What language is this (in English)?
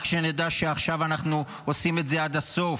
Hebrew